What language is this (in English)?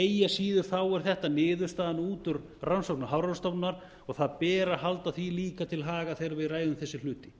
Icelandic